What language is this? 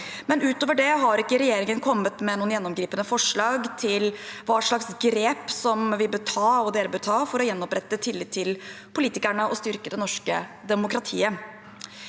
Norwegian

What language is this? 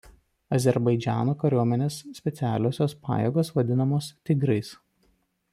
Lithuanian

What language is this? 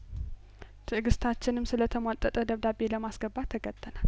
Amharic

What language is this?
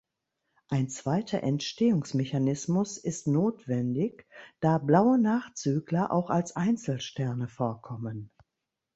German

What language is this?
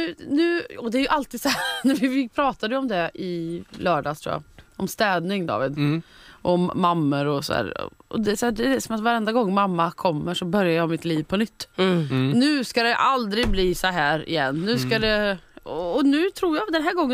Swedish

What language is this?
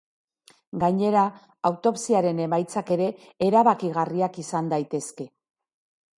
Basque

